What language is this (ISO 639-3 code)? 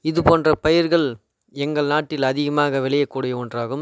tam